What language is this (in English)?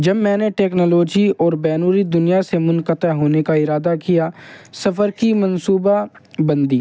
Urdu